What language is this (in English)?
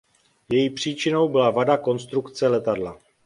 Czech